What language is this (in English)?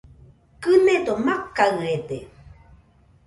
Nüpode Huitoto